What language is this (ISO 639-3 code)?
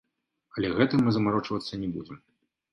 bel